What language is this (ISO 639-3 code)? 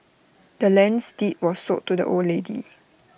eng